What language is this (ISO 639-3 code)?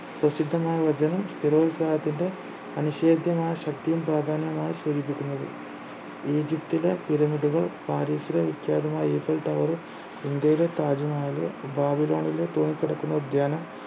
mal